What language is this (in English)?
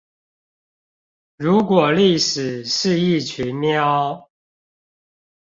Chinese